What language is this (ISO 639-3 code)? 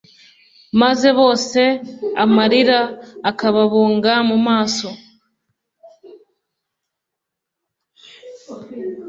kin